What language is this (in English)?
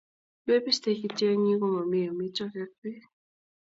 Kalenjin